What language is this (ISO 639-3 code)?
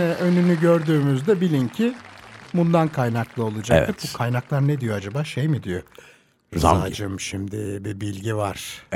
tur